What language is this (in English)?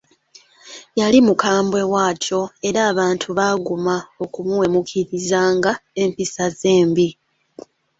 Ganda